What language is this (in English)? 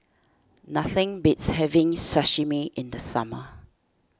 English